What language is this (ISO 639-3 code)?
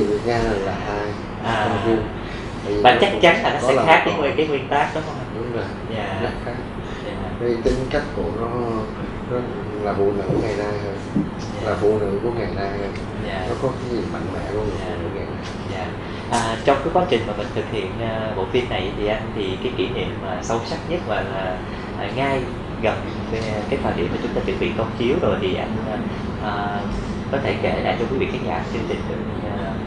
vie